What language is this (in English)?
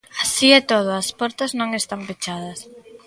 Galician